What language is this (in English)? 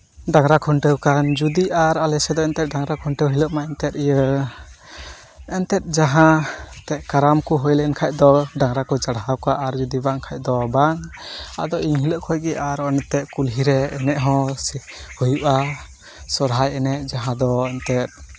Santali